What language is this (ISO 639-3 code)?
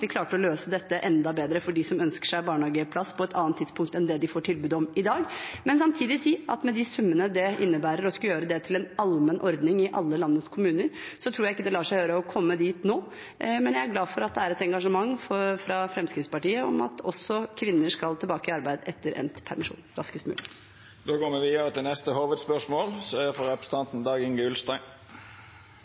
nor